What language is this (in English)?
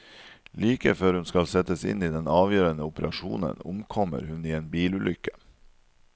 Norwegian